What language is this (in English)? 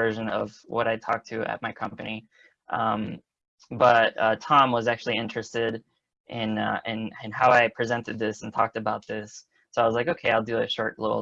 English